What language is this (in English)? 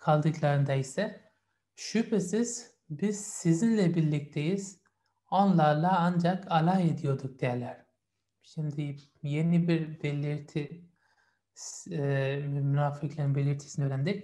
Turkish